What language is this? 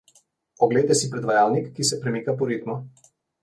Slovenian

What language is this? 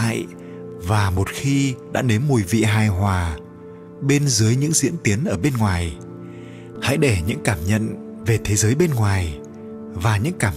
Vietnamese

